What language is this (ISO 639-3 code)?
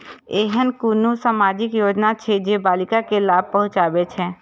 mai